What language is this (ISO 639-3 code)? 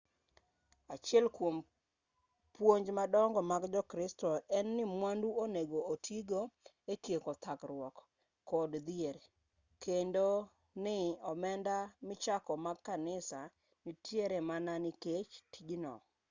luo